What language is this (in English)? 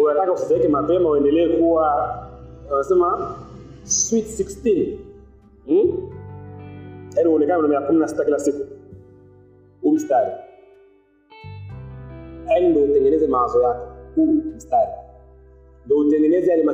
Swahili